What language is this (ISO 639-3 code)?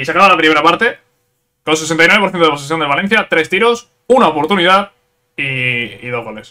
spa